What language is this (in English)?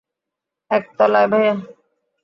Bangla